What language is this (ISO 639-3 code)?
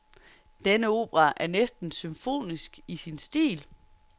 dan